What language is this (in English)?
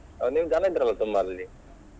Kannada